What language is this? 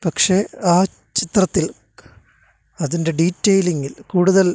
Malayalam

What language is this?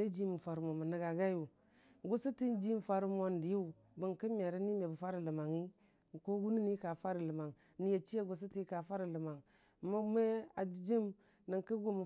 Dijim-Bwilim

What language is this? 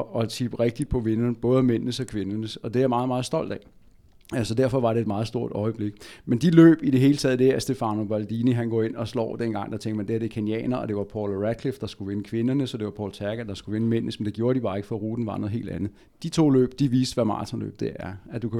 Danish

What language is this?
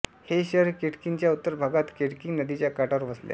Marathi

